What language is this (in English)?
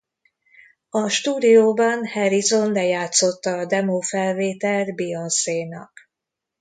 Hungarian